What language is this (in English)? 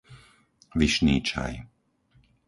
Slovak